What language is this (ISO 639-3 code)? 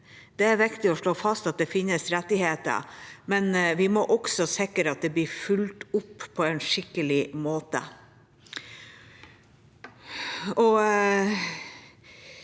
nor